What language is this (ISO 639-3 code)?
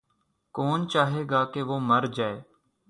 urd